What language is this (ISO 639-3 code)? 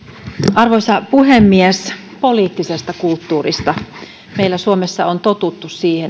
fin